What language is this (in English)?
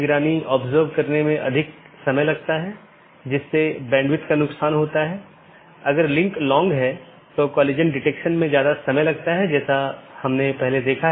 Hindi